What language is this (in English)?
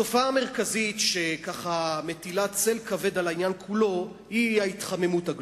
Hebrew